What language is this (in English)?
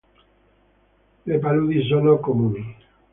Italian